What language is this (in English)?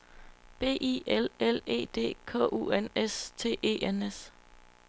Danish